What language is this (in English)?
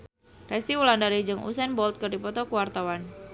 Sundanese